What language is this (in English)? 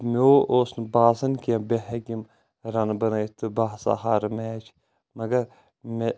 Kashmiri